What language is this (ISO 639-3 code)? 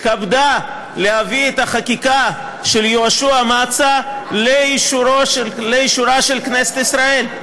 heb